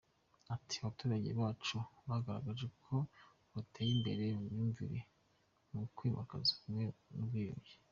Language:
Kinyarwanda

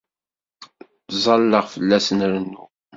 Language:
Kabyle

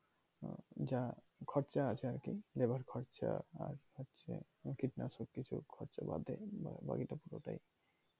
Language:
Bangla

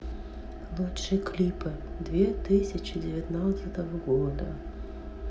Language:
Russian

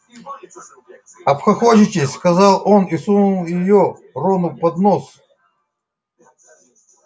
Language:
Russian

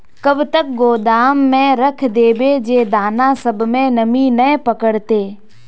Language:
Magahi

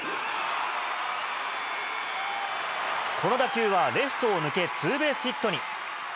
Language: Japanese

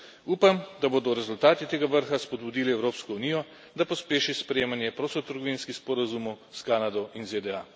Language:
Slovenian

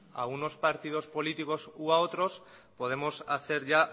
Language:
Spanish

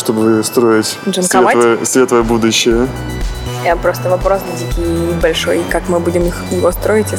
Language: Russian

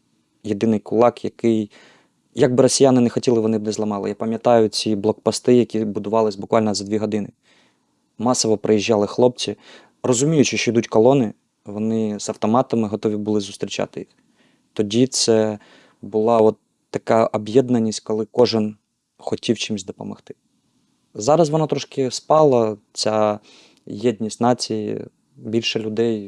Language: Ukrainian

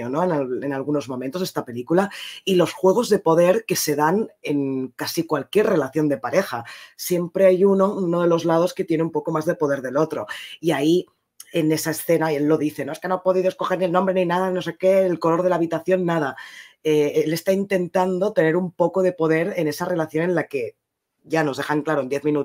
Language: Spanish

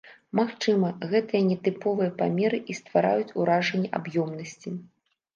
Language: Belarusian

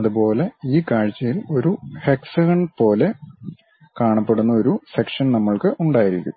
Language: Malayalam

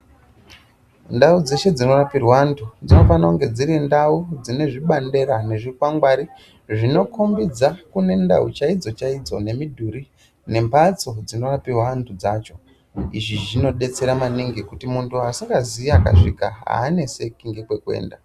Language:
Ndau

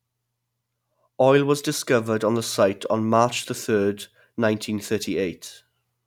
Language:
English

